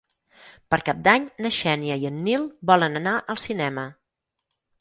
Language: Catalan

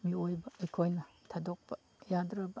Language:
Manipuri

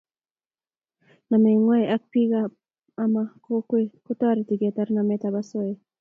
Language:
Kalenjin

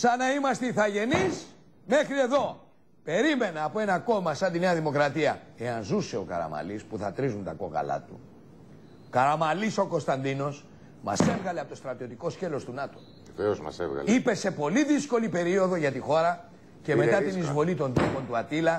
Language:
Greek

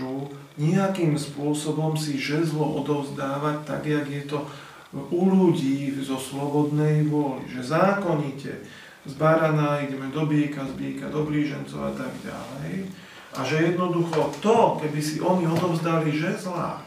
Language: Slovak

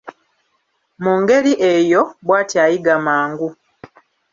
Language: Ganda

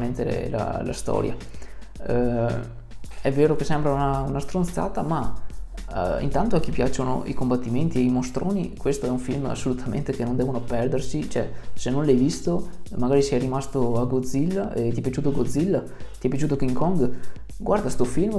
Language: Italian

